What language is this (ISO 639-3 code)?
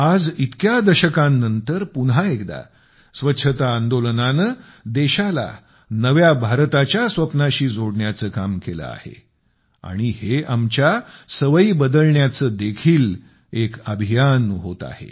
mar